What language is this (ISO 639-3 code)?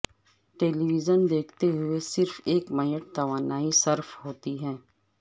urd